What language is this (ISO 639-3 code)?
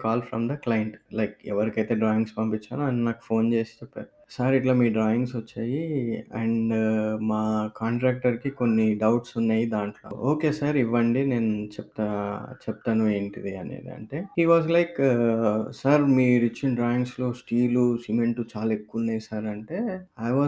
tel